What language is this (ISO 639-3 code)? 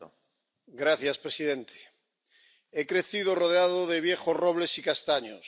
spa